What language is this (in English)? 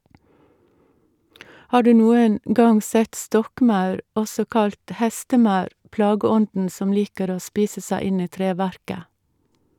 Norwegian